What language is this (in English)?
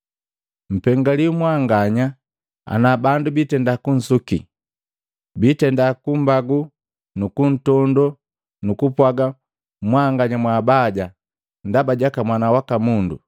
Matengo